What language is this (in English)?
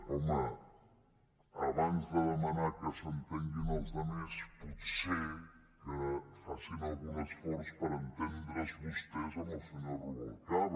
Catalan